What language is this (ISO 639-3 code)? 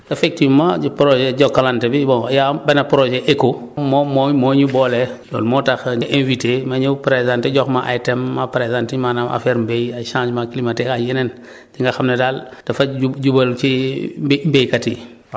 wol